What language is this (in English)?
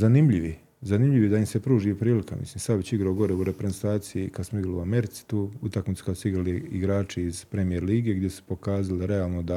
Croatian